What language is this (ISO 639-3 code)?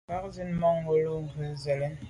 byv